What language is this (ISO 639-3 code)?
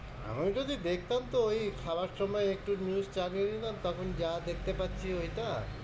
ben